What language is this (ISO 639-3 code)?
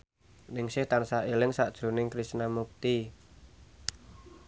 jav